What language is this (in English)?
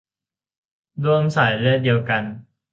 Thai